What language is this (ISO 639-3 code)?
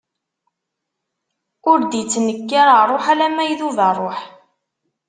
kab